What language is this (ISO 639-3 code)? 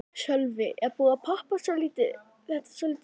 isl